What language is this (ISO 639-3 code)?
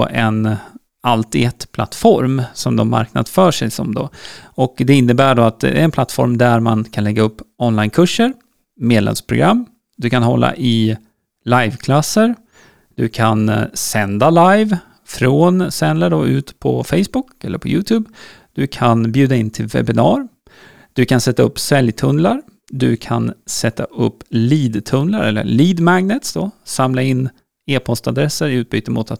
swe